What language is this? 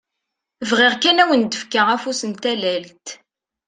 Kabyle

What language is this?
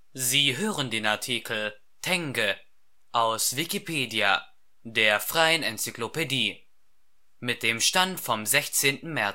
German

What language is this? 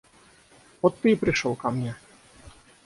Russian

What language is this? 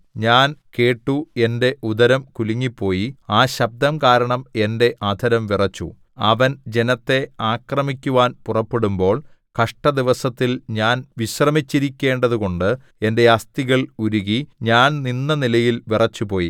Malayalam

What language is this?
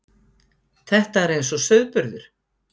Icelandic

